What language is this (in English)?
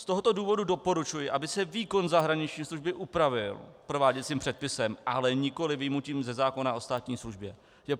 Czech